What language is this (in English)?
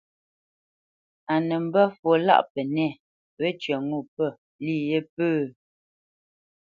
Bamenyam